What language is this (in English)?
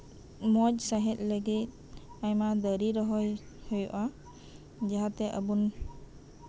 Santali